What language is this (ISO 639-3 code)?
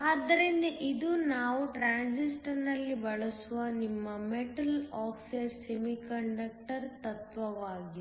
kan